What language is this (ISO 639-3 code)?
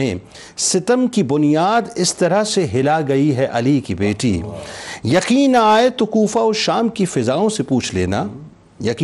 urd